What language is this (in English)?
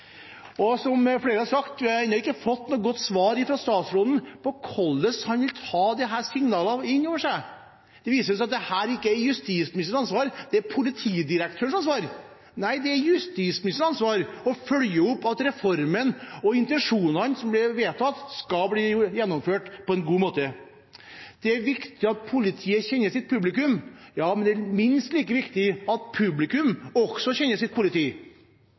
Norwegian Bokmål